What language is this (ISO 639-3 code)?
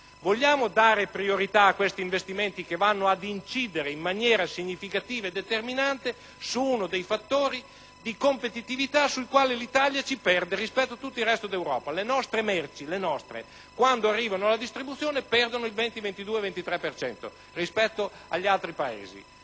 ita